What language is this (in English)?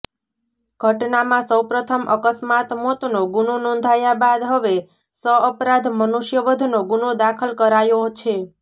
Gujarati